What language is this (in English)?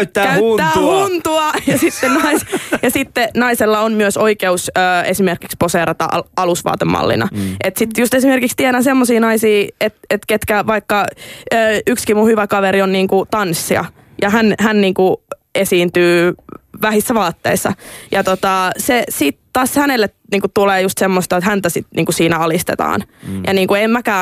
Finnish